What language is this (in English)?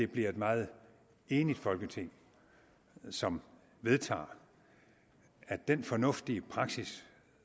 Danish